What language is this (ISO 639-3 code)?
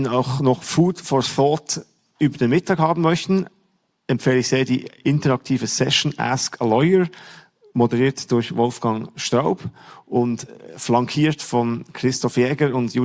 deu